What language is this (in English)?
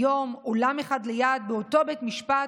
Hebrew